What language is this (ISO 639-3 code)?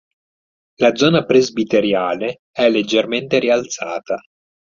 ita